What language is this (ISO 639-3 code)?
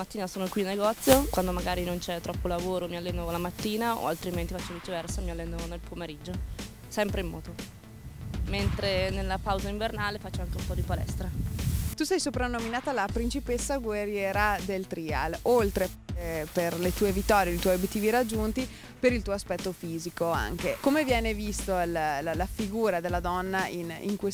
ita